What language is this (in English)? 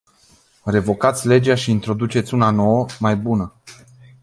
Romanian